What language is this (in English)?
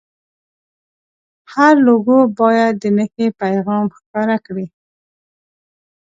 Pashto